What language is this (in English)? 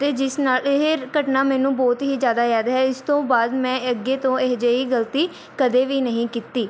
Punjabi